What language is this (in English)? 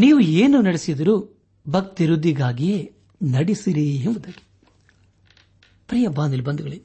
Kannada